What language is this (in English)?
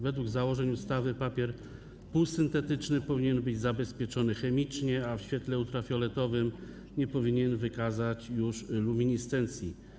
Polish